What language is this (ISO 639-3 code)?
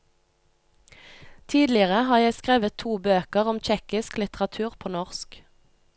nor